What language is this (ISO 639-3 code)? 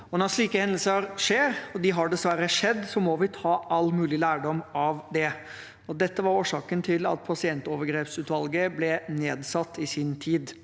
nor